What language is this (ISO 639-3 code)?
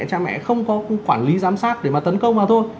vie